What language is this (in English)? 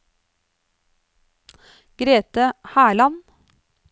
Norwegian